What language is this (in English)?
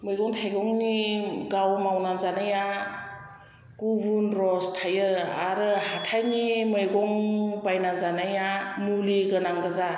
Bodo